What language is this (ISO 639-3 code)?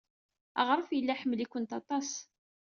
kab